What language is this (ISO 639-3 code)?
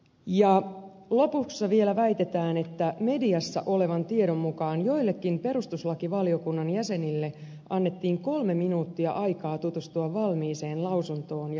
fin